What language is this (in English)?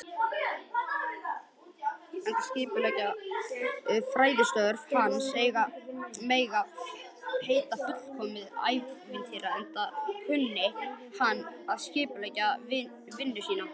Icelandic